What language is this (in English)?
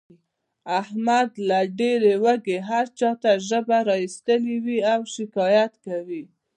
Pashto